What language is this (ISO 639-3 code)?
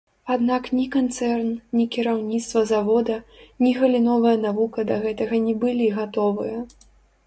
bel